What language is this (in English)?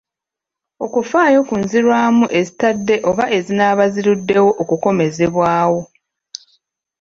Ganda